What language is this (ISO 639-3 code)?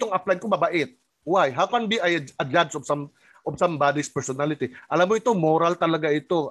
fil